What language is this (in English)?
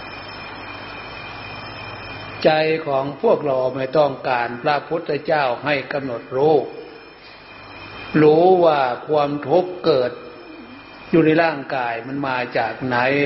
Thai